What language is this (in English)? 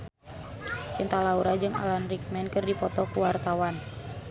Sundanese